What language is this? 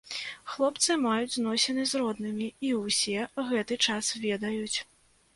Belarusian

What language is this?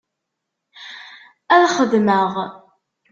Kabyle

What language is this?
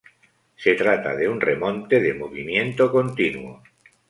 Spanish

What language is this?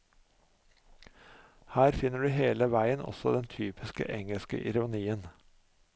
Norwegian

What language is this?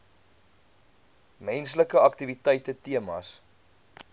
Afrikaans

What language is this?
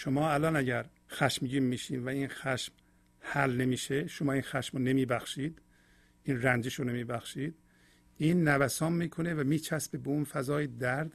Persian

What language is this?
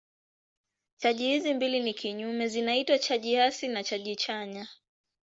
Swahili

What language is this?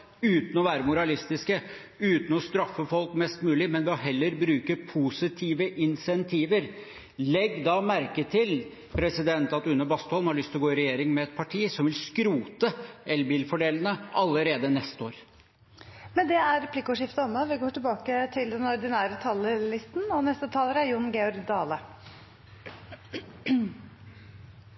Norwegian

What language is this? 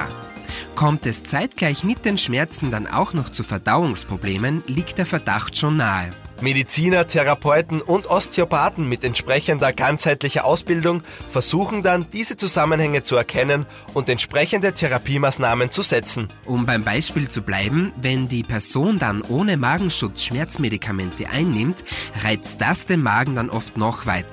German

